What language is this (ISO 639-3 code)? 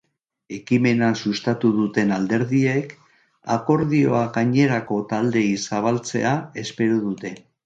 eus